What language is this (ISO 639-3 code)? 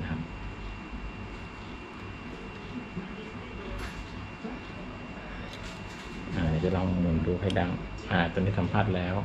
tha